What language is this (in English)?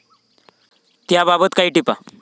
Marathi